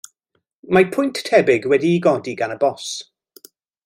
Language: Welsh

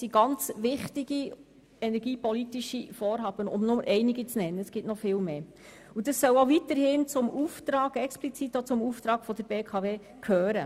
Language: Swiss German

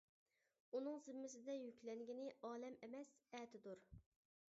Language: Uyghur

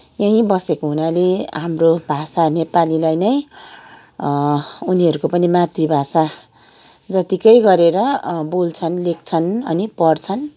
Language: Nepali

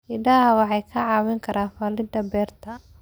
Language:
Somali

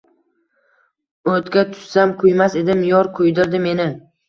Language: Uzbek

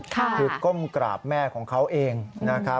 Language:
Thai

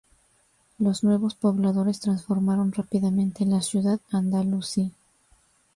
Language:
Spanish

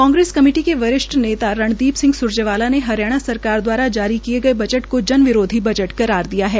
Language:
Hindi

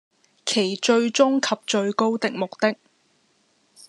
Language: Cantonese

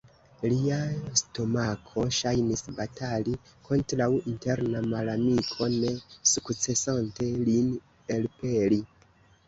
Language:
Esperanto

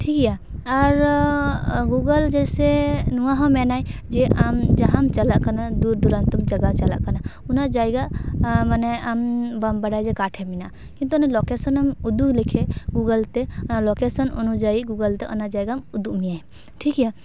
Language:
Santali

